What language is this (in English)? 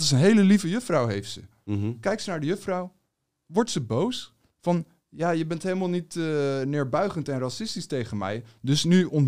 Dutch